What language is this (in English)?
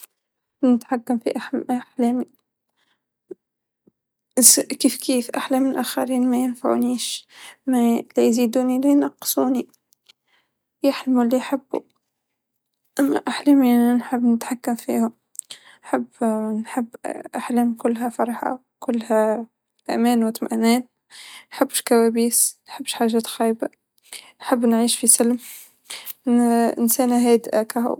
Tunisian Arabic